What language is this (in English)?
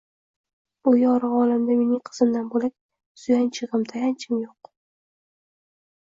Uzbek